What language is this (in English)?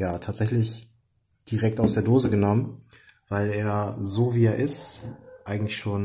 German